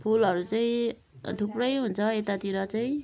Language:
Nepali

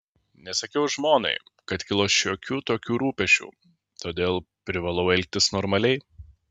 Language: Lithuanian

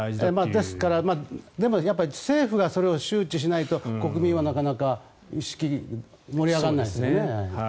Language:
Japanese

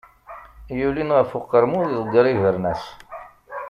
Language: Kabyle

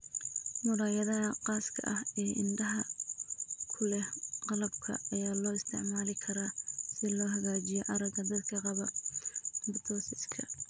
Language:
Somali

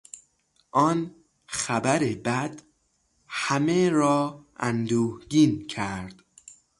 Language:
Persian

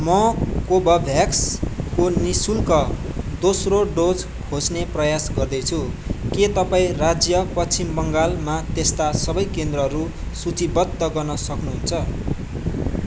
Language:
Nepali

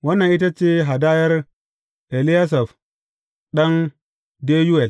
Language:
Hausa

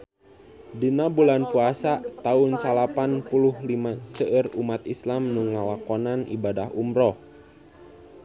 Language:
Sundanese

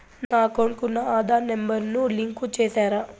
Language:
Telugu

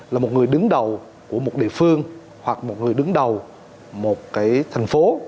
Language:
Vietnamese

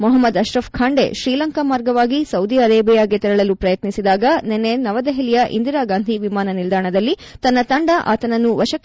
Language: Kannada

